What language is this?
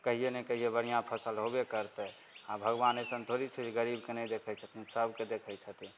Maithili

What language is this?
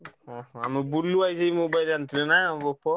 Odia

